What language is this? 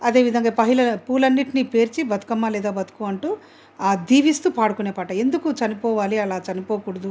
Telugu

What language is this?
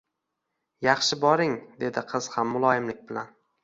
Uzbek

